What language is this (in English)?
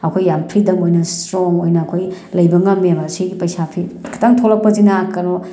Manipuri